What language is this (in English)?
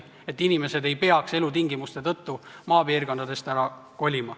Estonian